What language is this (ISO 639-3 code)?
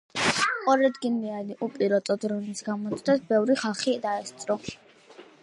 kat